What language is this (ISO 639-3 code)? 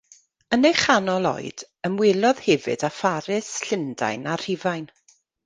cym